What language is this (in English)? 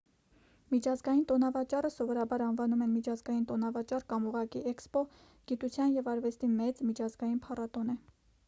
Armenian